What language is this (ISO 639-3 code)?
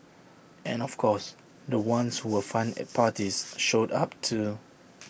eng